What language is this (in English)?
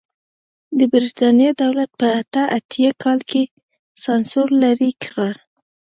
Pashto